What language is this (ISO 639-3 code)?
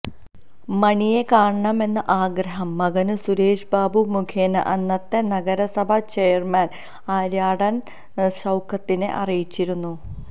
mal